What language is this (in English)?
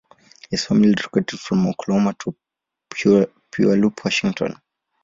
English